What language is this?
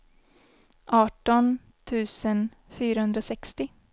Swedish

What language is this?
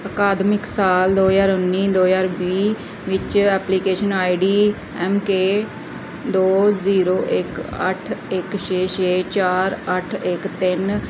Punjabi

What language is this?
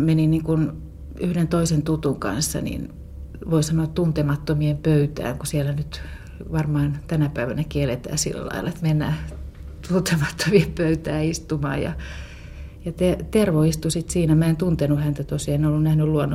Finnish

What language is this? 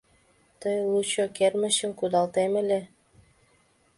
Mari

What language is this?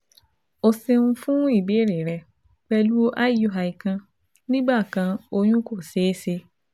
Yoruba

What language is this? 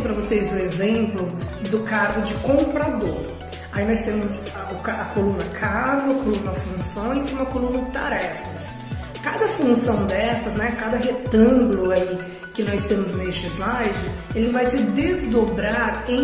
Portuguese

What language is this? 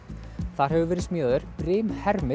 Icelandic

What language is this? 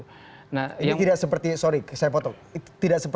Indonesian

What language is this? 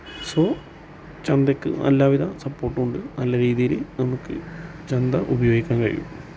Malayalam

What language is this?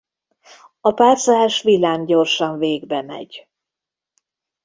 Hungarian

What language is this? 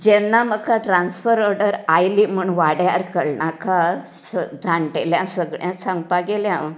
Konkani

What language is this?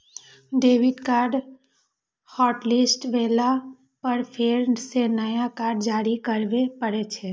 Maithili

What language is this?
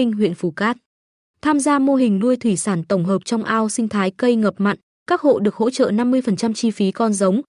Vietnamese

